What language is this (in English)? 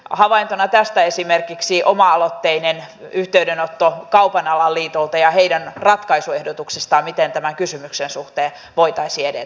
Finnish